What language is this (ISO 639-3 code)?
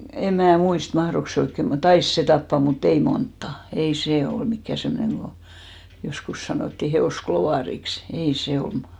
fin